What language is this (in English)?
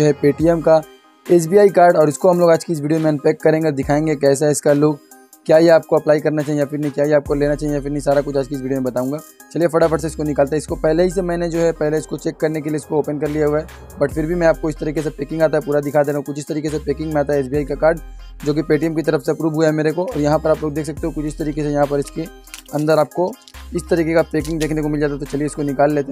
Hindi